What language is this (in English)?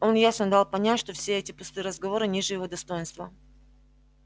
Russian